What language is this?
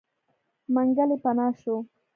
Pashto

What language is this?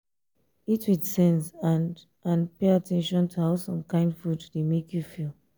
Nigerian Pidgin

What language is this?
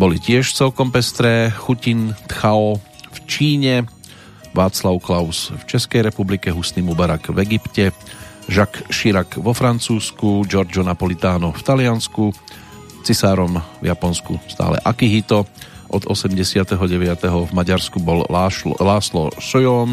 Slovak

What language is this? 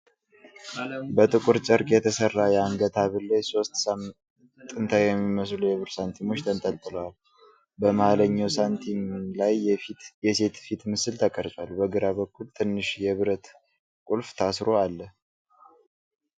Amharic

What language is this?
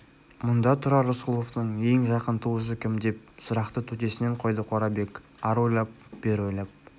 Kazakh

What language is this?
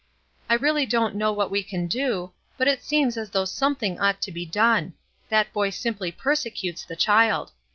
English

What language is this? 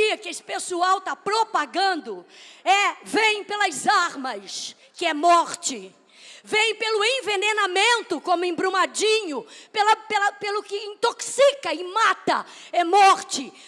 Portuguese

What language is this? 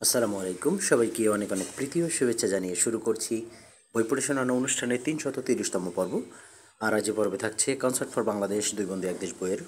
Arabic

